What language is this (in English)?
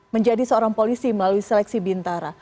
Indonesian